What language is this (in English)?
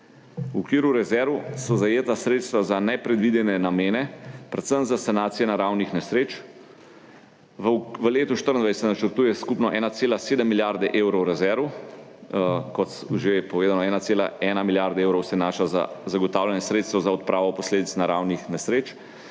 Slovenian